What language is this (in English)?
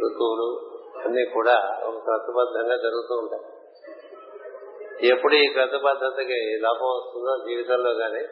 Telugu